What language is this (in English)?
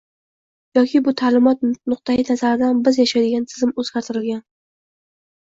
Uzbek